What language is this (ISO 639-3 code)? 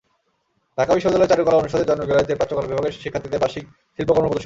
ben